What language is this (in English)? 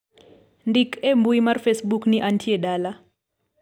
Luo (Kenya and Tanzania)